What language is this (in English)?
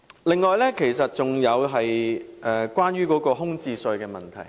Cantonese